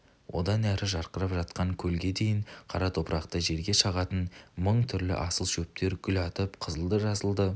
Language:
Kazakh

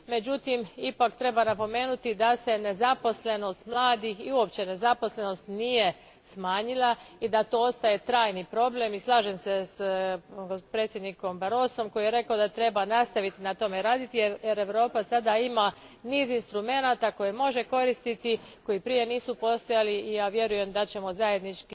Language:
Croatian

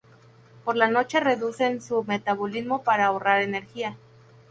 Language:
Spanish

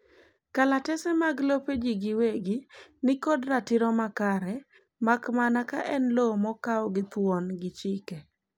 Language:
Luo (Kenya and Tanzania)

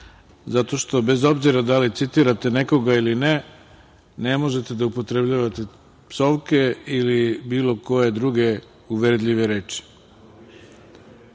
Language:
Serbian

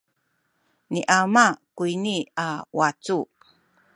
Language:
Sakizaya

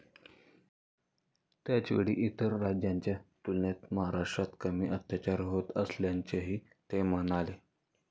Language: Marathi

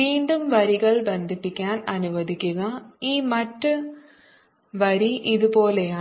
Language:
Malayalam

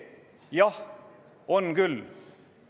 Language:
Estonian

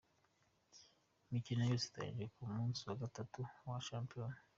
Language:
Kinyarwanda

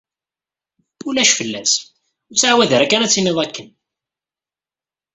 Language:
Kabyle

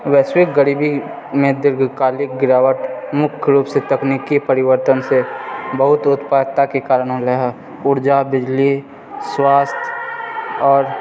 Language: Maithili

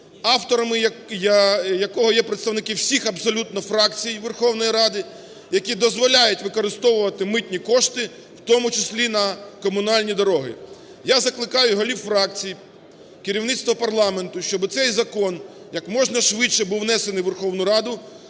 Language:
Ukrainian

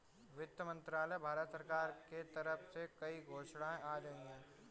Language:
Hindi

